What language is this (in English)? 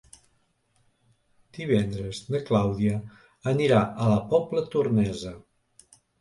Catalan